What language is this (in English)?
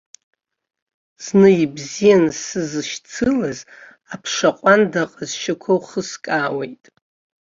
Abkhazian